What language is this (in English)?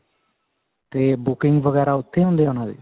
Punjabi